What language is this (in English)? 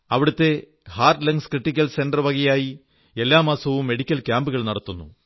Malayalam